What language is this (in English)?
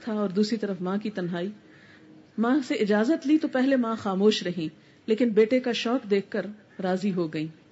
Urdu